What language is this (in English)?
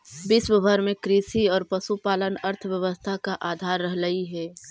Magahi